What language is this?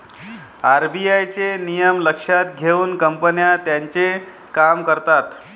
Marathi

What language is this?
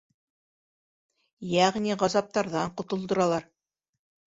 Bashkir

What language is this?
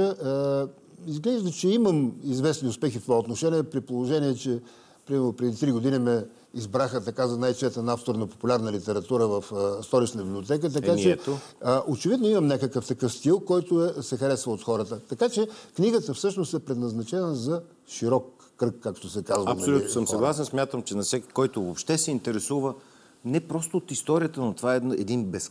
Bulgarian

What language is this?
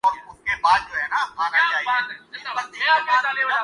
Urdu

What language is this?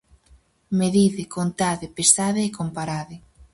Galician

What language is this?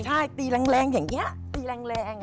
Thai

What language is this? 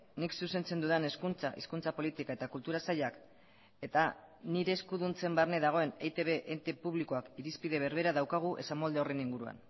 Basque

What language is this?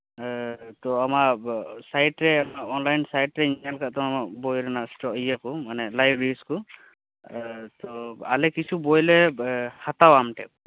Santali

